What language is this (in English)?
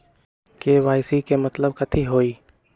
Magahi